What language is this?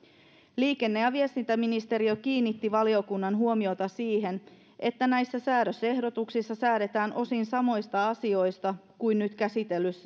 Finnish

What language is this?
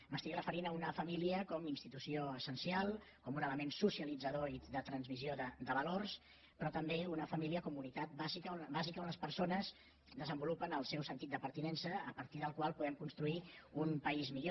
Catalan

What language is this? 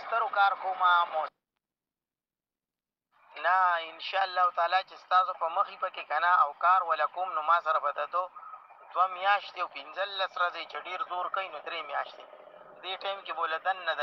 Arabic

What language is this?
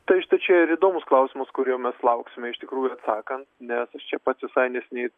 Lithuanian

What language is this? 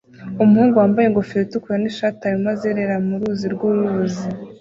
Kinyarwanda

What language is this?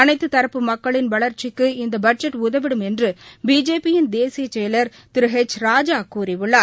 Tamil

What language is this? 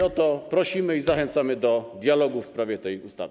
Polish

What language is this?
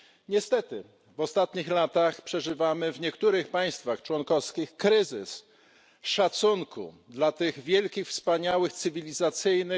Polish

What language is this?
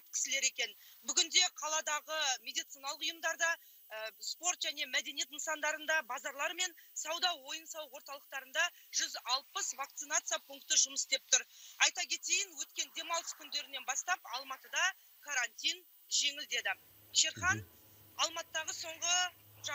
Turkish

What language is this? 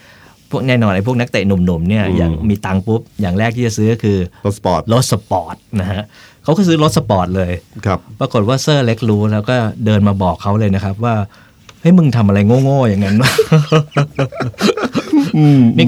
Thai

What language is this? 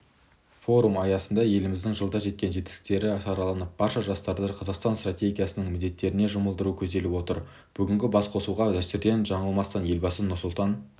Kazakh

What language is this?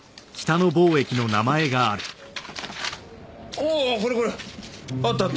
Japanese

